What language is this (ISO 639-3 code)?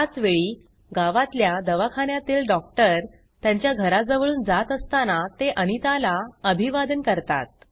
mar